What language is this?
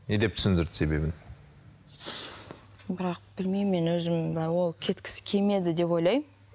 Kazakh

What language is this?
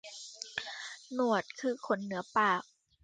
Thai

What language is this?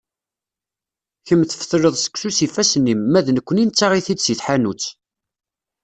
Kabyle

